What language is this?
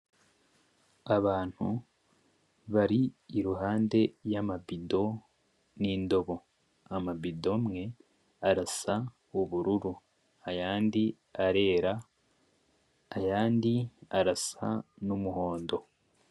Rundi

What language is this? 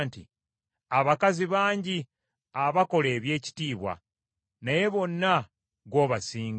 Ganda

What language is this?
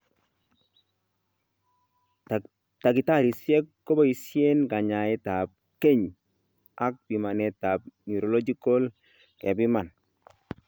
Kalenjin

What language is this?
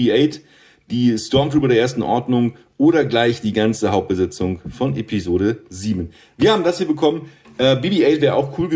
German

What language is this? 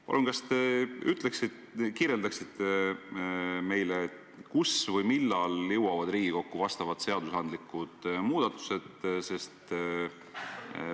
Estonian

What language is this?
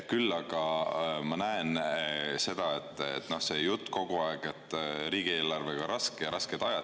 Estonian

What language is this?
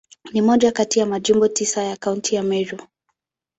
Swahili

